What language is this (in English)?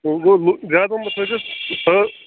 Kashmiri